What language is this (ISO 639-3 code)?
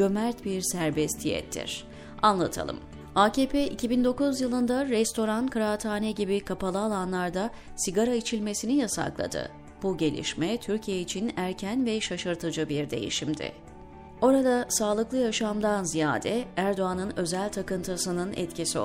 tur